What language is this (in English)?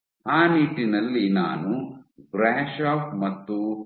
Kannada